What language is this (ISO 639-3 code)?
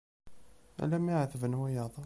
kab